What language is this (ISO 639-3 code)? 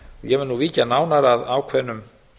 isl